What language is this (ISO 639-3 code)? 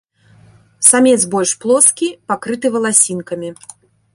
bel